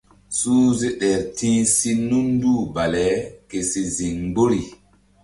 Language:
Mbum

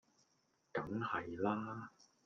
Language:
Cantonese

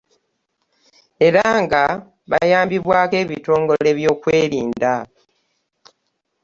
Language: Ganda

